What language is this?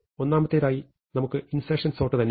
Malayalam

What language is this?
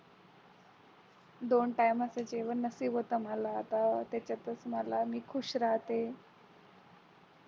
Marathi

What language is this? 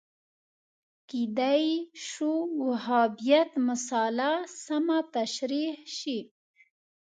Pashto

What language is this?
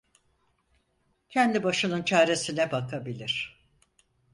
Turkish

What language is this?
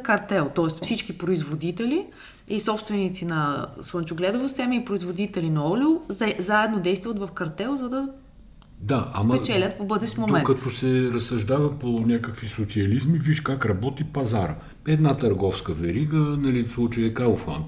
Bulgarian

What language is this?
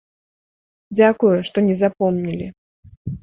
Belarusian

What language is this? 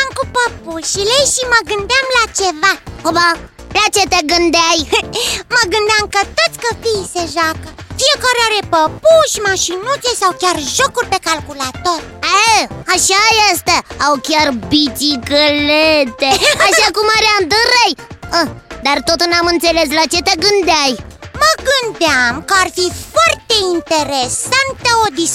Romanian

